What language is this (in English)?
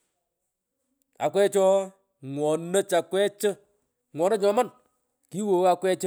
Pökoot